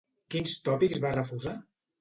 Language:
Catalan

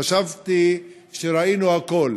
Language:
Hebrew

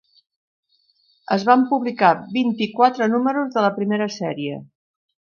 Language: Catalan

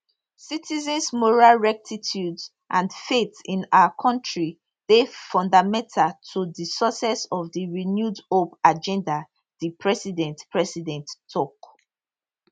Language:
Nigerian Pidgin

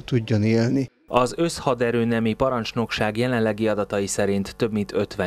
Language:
Hungarian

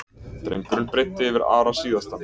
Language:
Icelandic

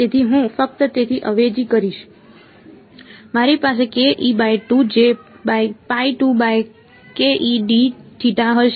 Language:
Gujarati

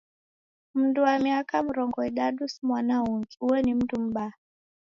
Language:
Taita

